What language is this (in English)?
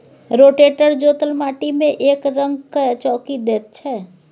Maithili